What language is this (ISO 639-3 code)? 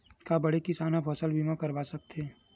hne